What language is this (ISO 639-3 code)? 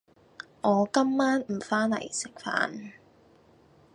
yue